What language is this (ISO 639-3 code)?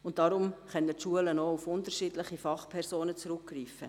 gsw